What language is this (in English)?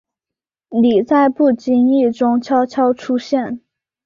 Chinese